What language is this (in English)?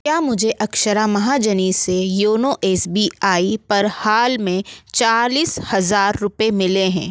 Hindi